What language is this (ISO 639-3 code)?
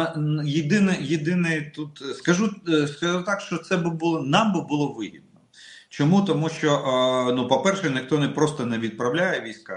rus